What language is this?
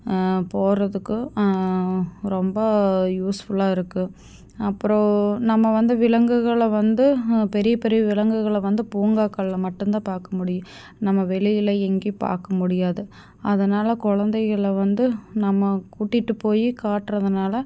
Tamil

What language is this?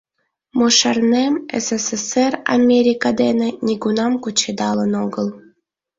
Mari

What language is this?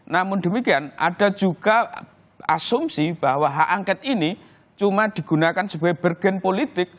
Indonesian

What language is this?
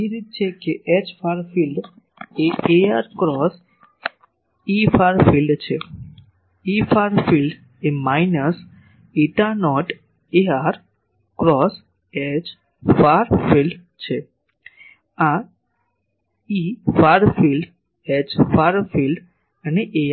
Gujarati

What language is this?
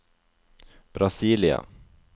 Norwegian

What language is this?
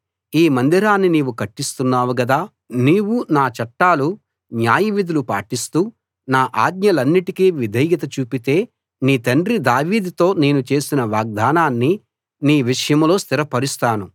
Telugu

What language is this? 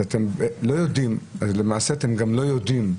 Hebrew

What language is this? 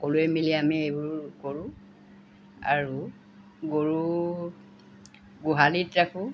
Assamese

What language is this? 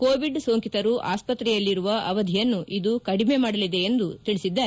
Kannada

